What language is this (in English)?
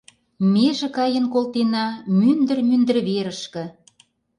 Mari